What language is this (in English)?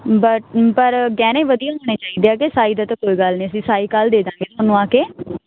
Punjabi